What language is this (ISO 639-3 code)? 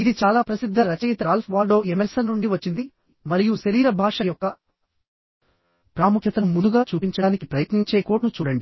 tel